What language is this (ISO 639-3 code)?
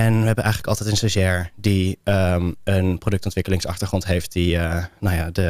nld